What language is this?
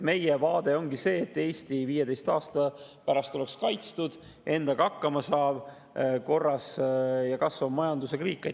Estonian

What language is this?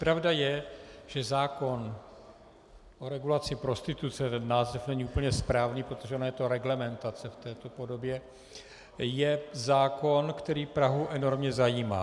Czech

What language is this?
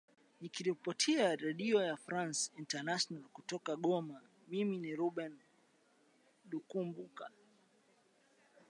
Swahili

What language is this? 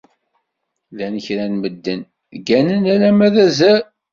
Kabyle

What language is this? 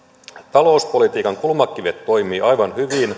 Finnish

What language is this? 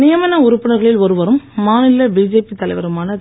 Tamil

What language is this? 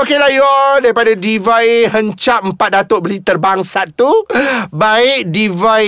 Malay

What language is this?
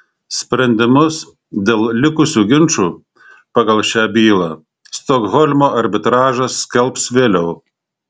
Lithuanian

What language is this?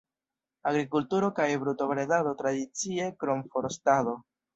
Esperanto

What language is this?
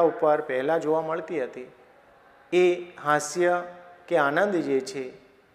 Hindi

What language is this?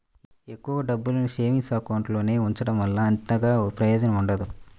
Telugu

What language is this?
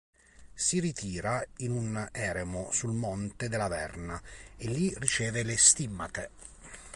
Italian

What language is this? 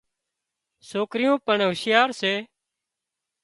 Wadiyara Koli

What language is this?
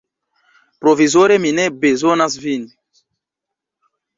Esperanto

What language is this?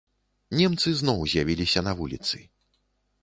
Belarusian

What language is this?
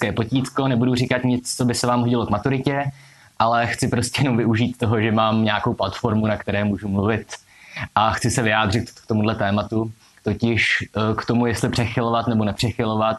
Czech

